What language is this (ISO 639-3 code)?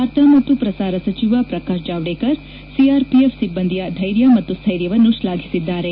kan